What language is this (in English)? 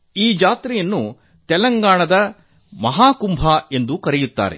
Kannada